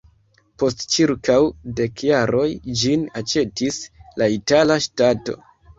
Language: Esperanto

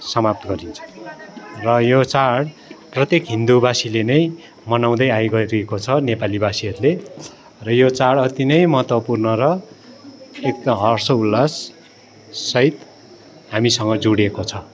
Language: Nepali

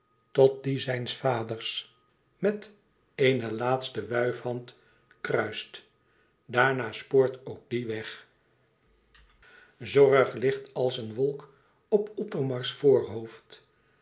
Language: Dutch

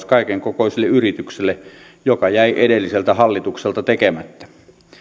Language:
Finnish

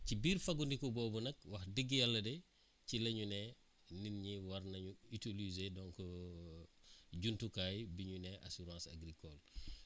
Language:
Wolof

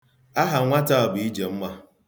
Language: Igbo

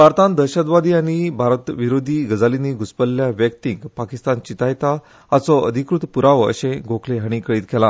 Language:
Konkani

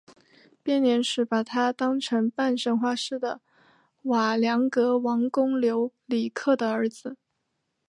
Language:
Chinese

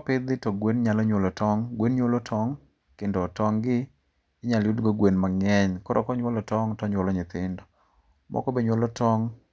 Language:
Luo (Kenya and Tanzania)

